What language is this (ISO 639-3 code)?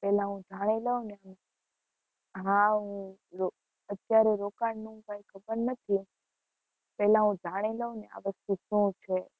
guj